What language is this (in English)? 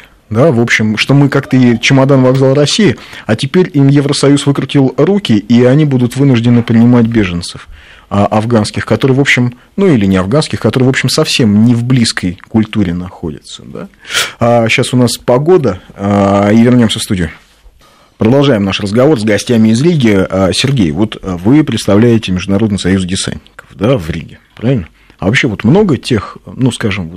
Russian